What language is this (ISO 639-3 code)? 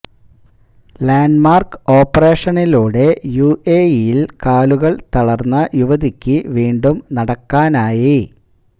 mal